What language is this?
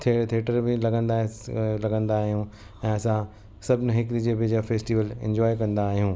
Sindhi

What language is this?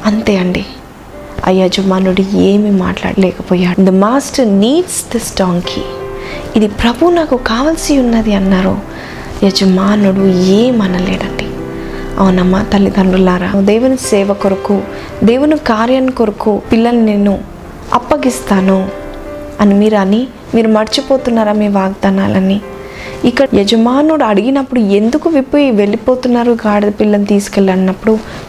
Telugu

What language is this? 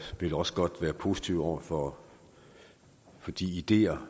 Danish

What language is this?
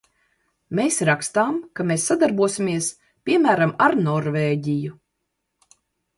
Latvian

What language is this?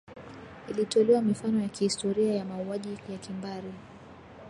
Swahili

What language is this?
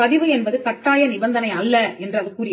Tamil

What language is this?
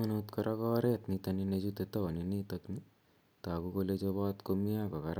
Kalenjin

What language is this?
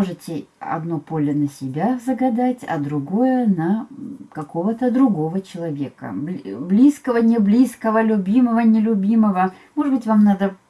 Russian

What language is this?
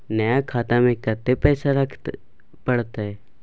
Maithili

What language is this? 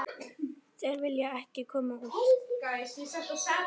Icelandic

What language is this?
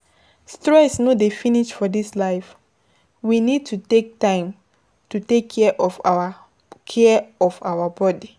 Nigerian Pidgin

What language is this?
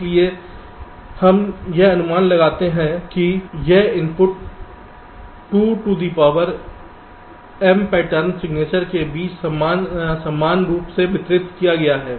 Hindi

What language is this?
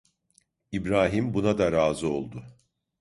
Turkish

